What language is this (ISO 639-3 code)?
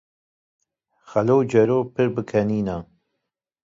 kur